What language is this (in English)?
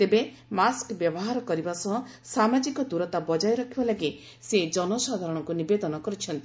Odia